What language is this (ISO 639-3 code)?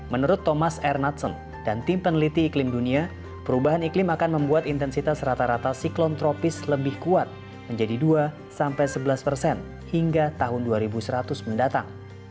ind